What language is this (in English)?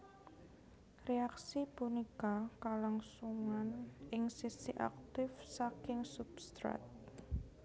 Javanese